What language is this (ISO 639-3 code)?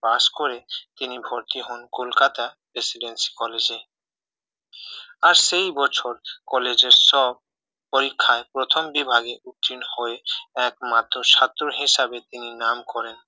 ben